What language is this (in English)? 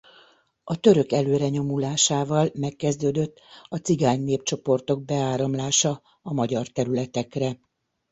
Hungarian